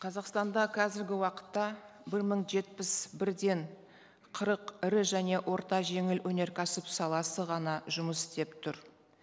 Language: Kazakh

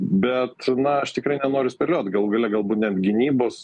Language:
Lithuanian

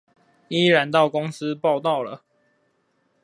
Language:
Chinese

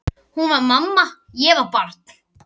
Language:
Icelandic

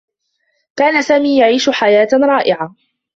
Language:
Arabic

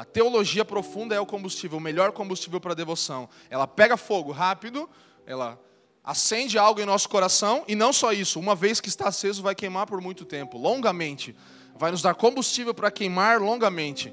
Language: Portuguese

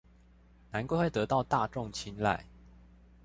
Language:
Chinese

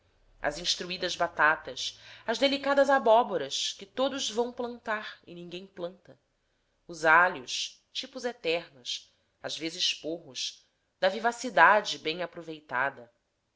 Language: Portuguese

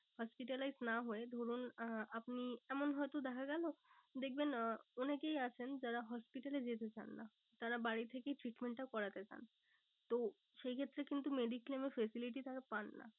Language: Bangla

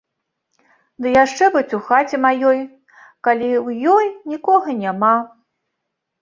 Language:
Belarusian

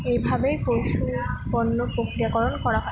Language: Bangla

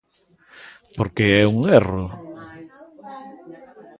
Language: Galician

